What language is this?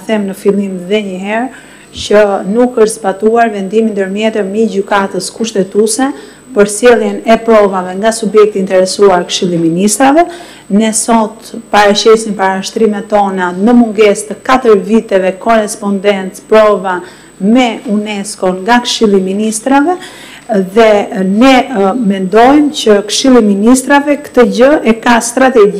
Romanian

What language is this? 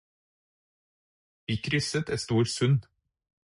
Norwegian Bokmål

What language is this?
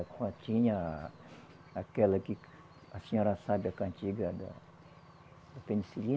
Portuguese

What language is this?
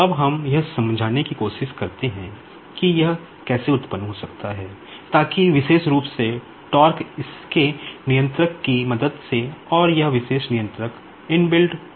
Hindi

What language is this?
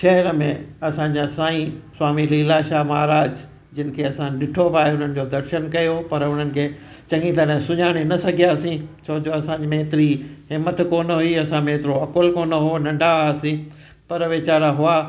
Sindhi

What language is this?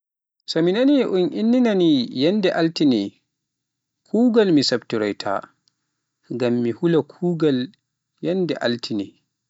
Pular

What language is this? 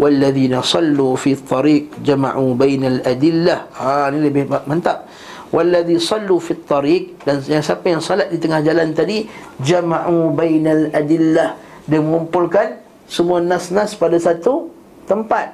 Malay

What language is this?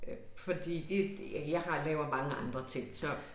Danish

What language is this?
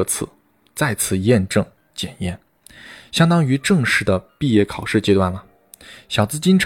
Chinese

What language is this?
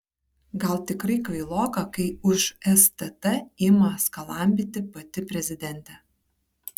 Lithuanian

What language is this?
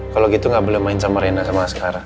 Indonesian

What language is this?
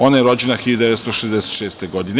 Serbian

